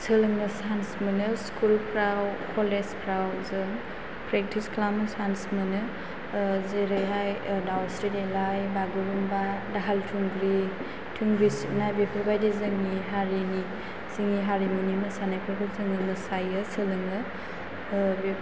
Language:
Bodo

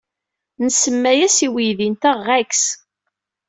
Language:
Kabyle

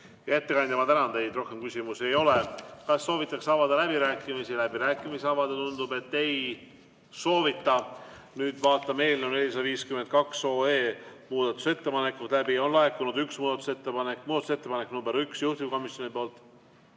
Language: Estonian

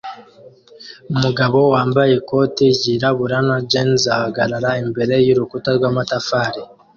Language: Kinyarwanda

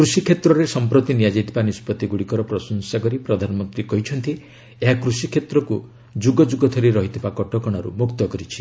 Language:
Odia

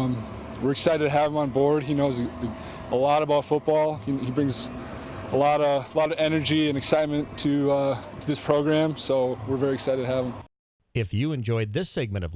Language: English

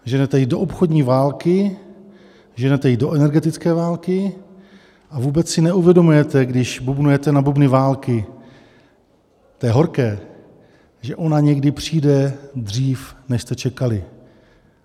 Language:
Czech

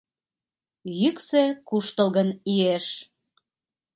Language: Mari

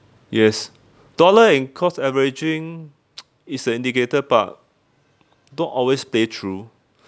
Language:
English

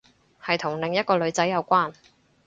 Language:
Cantonese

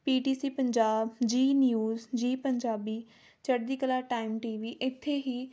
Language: Punjabi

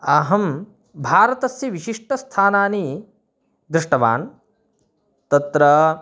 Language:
Sanskrit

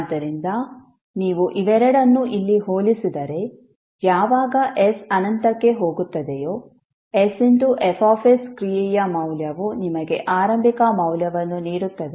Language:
Kannada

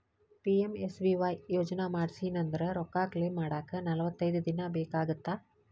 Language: Kannada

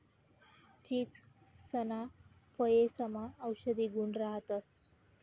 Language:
Marathi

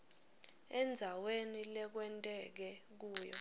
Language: Swati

